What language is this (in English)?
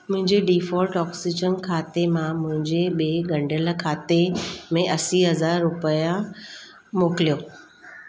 Sindhi